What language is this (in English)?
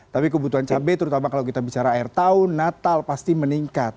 Indonesian